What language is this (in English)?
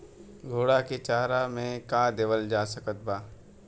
Bhojpuri